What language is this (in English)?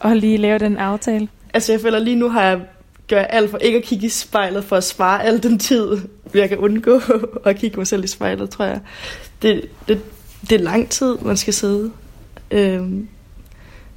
Danish